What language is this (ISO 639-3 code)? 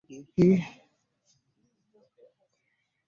lug